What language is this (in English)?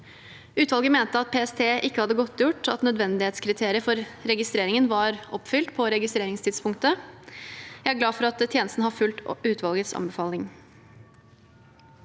Norwegian